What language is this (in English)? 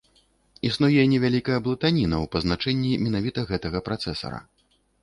Belarusian